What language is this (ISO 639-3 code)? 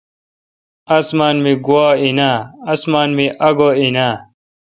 xka